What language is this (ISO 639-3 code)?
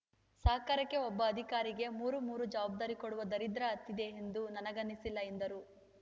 kan